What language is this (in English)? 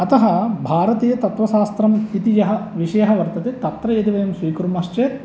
Sanskrit